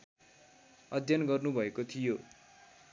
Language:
Nepali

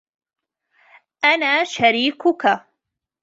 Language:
Arabic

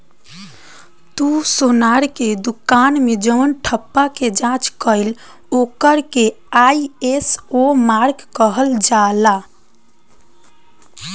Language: Bhojpuri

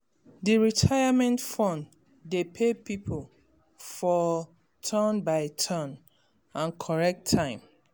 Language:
Nigerian Pidgin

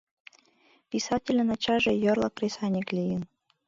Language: Mari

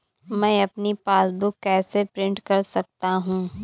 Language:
Hindi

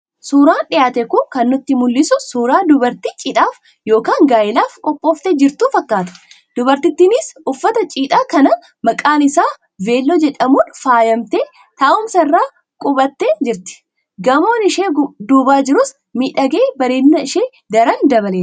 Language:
Oromo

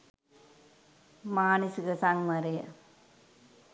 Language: Sinhala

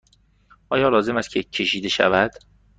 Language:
Persian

